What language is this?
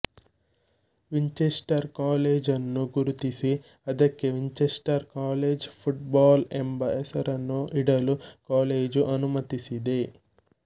Kannada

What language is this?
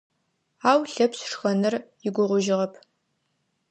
Adyghe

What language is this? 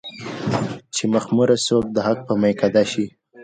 Pashto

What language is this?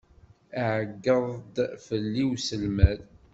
Kabyle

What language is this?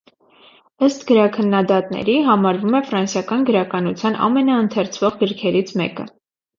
Armenian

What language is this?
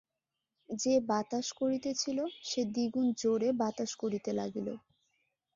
Bangla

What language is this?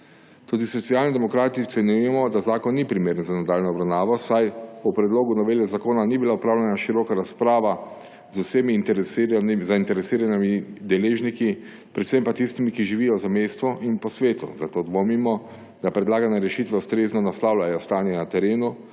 Slovenian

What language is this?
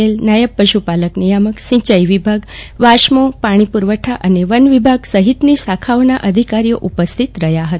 Gujarati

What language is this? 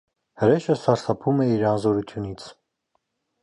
Armenian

